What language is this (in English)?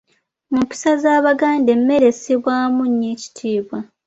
Ganda